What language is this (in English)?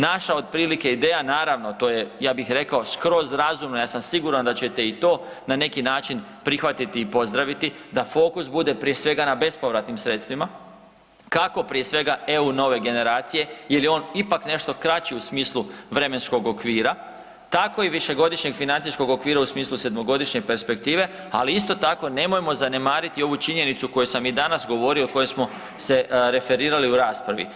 Croatian